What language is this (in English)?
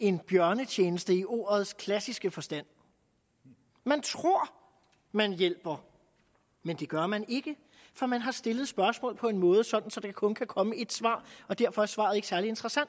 Danish